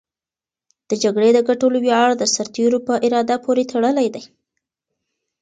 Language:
Pashto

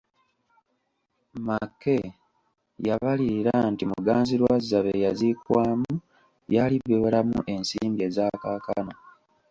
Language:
Ganda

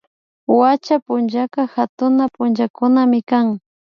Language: Imbabura Highland Quichua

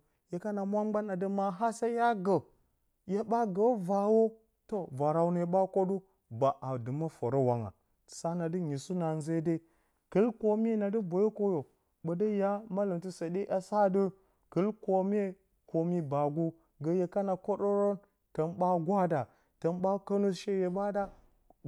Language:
Bacama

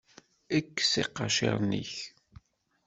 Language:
Kabyle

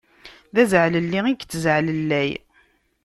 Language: Kabyle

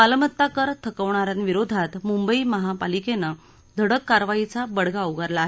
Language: Marathi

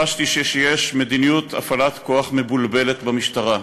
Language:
Hebrew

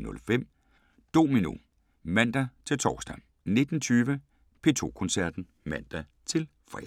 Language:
Danish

